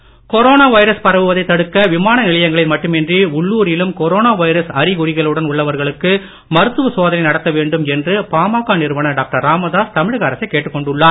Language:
Tamil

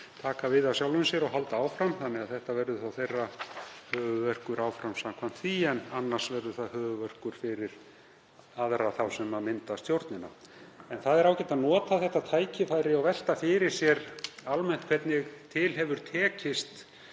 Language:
Icelandic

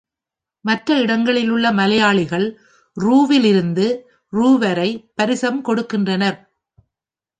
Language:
Tamil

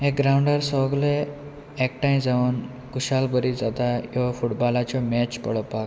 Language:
Konkani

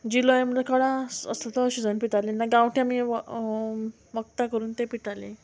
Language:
Konkani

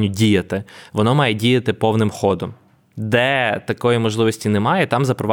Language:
Ukrainian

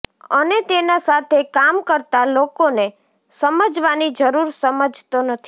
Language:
Gujarati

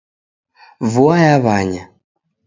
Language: Taita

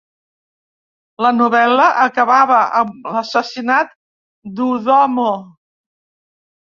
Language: Catalan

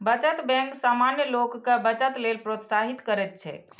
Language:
Maithili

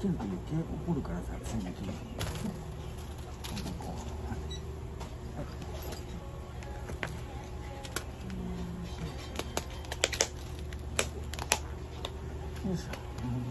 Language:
Japanese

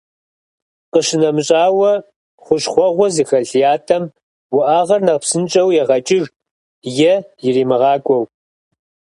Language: Kabardian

